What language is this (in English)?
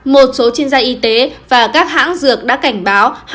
Vietnamese